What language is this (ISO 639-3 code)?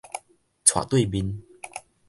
nan